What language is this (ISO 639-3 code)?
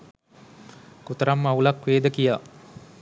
sin